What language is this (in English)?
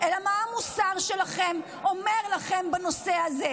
Hebrew